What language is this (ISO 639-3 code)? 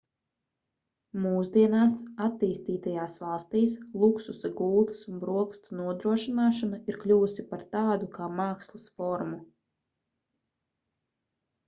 lav